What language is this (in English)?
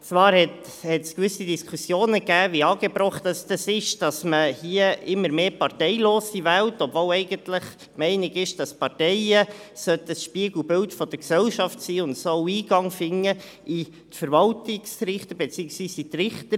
Swiss German